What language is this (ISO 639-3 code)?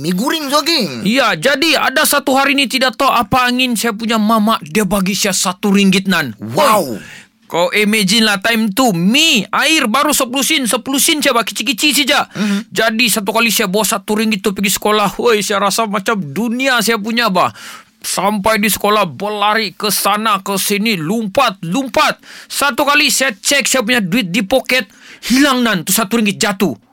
msa